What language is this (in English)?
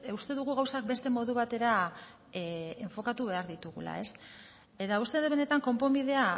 Basque